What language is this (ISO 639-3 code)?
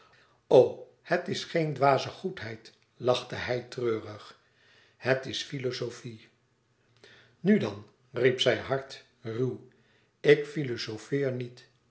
nld